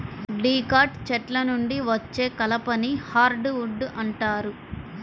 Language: Telugu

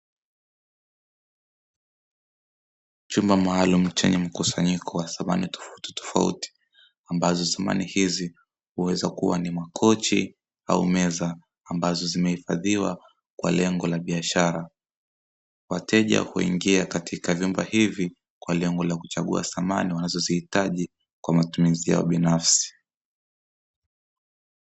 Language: Swahili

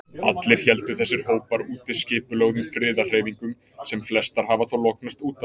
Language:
Icelandic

